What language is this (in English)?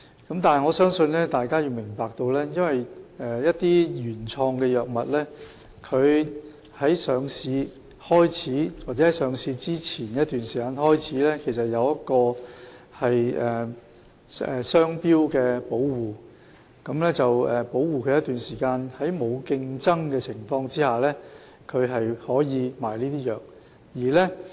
Cantonese